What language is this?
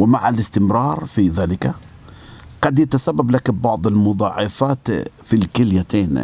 Arabic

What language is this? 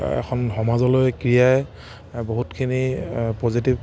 Assamese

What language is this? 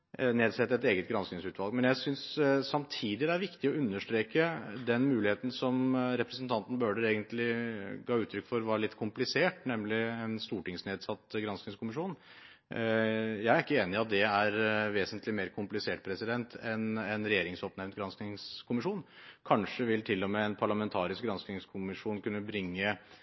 Norwegian Bokmål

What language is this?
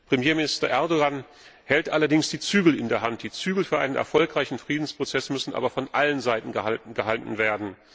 German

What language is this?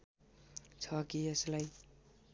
Nepali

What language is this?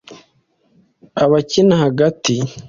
Kinyarwanda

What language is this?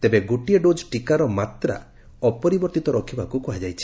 Odia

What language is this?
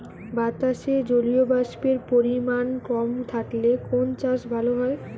Bangla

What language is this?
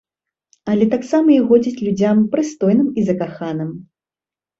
Belarusian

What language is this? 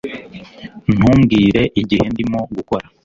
Kinyarwanda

